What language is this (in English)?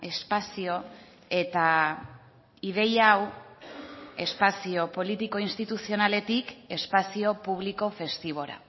Basque